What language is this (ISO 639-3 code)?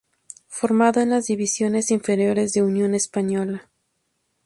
spa